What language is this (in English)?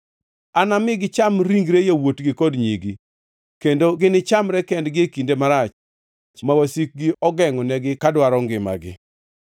Luo (Kenya and Tanzania)